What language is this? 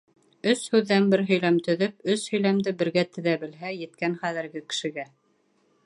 Bashkir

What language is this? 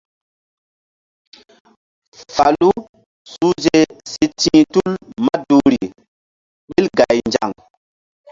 Mbum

